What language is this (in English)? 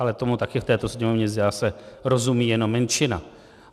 Czech